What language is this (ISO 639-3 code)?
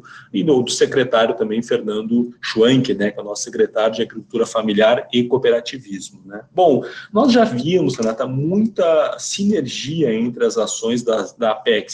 por